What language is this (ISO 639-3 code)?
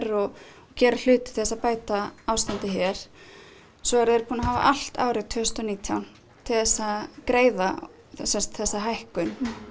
isl